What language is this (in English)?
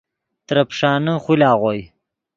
Yidgha